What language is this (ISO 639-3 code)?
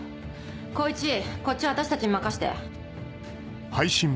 jpn